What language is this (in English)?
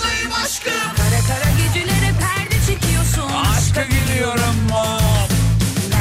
Turkish